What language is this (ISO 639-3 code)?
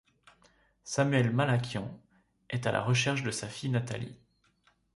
fra